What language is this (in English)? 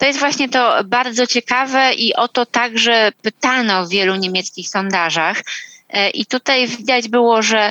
Polish